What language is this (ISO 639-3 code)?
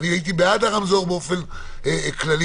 heb